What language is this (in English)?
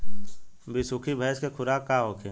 Bhojpuri